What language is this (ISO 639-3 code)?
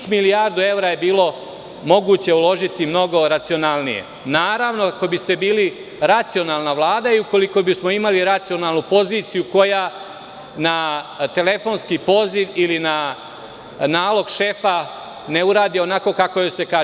srp